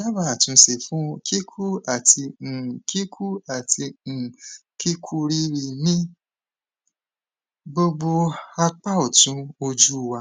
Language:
Yoruba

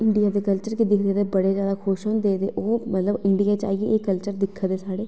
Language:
Dogri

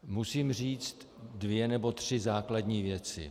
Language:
Czech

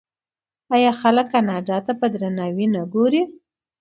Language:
Pashto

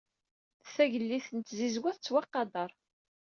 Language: Kabyle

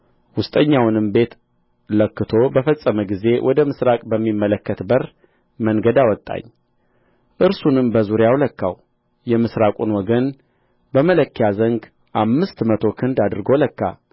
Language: Amharic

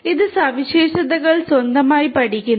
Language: Malayalam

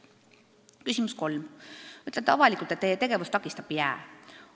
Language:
Estonian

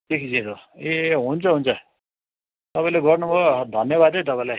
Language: Nepali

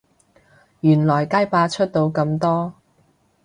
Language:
Cantonese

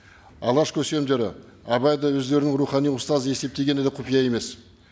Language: Kazakh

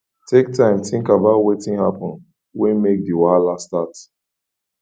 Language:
Nigerian Pidgin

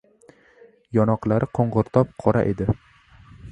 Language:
Uzbek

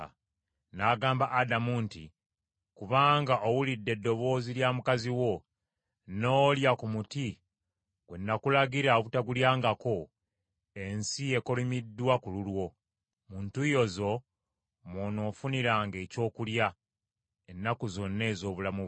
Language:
Ganda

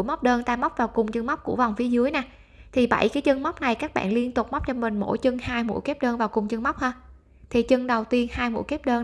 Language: Vietnamese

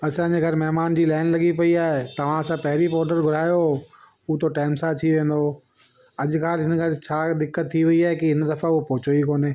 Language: Sindhi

